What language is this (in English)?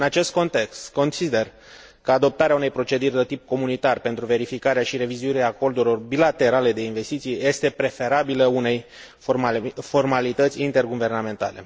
Romanian